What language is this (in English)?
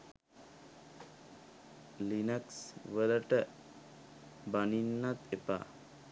Sinhala